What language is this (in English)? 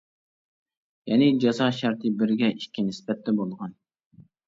Uyghur